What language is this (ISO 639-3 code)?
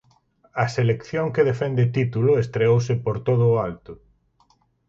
glg